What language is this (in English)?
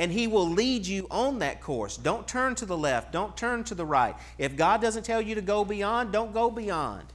English